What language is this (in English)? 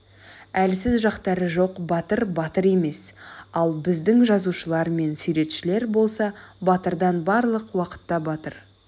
Kazakh